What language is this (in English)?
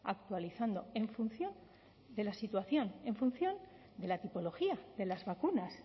Spanish